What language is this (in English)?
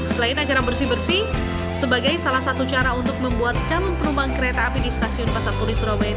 Indonesian